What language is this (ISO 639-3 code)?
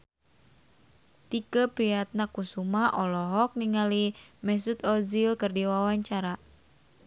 sun